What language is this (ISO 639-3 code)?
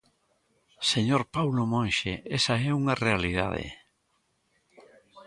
glg